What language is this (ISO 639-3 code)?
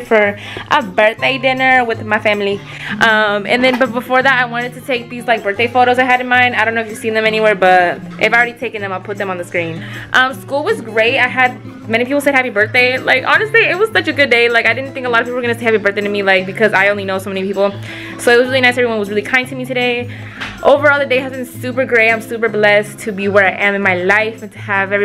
eng